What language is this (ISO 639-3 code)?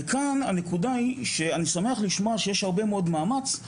heb